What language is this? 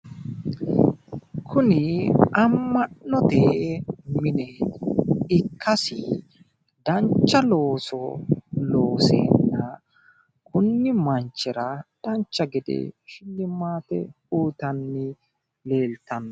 Sidamo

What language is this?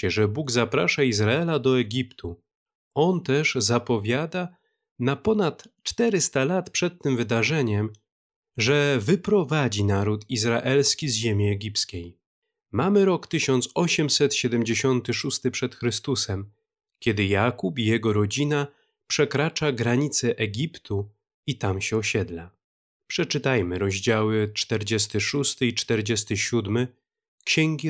Polish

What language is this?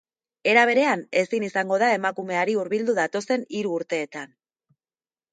Basque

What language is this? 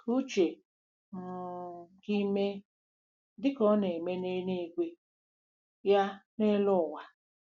Igbo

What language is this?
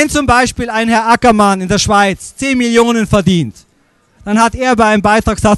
German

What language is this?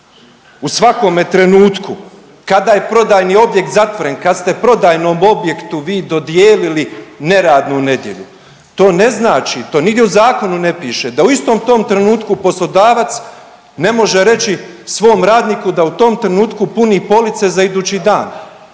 Croatian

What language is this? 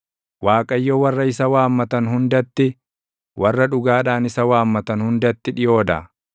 Oromo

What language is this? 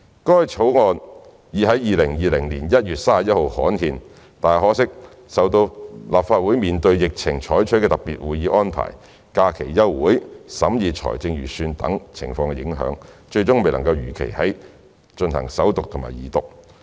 Cantonese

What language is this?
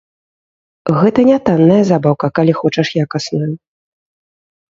Belarusian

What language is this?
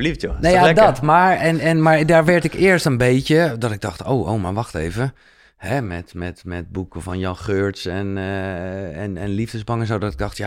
Dutch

